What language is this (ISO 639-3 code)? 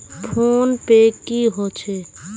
mag